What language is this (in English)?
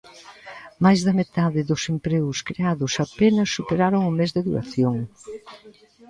Galician